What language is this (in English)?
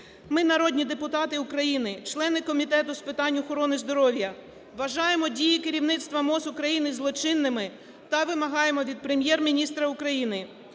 Ukrainian